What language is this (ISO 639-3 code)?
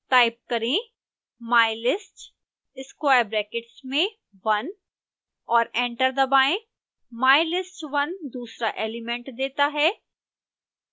hin